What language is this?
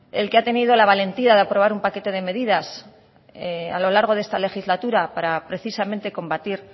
Spanish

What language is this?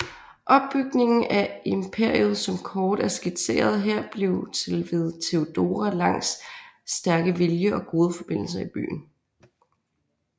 Danish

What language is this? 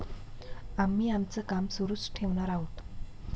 Marathi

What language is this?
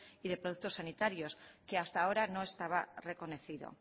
Spanish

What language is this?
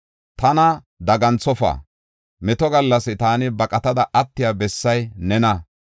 Gofa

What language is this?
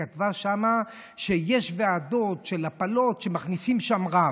Hebrew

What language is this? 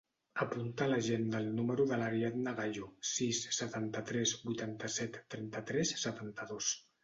Catalan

